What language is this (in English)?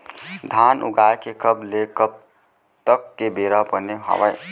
Chhattisgarhi